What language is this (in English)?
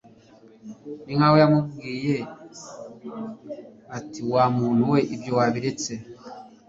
Kinyarwanda